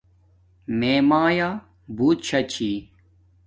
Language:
Domaaki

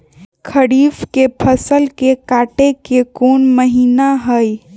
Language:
Magahi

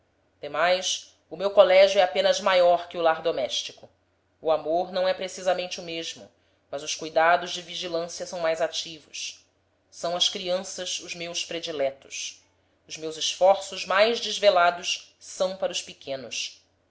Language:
Portuguese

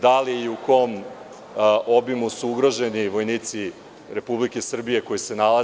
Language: Serbian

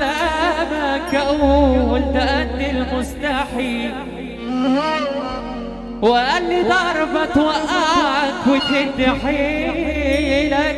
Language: Arabic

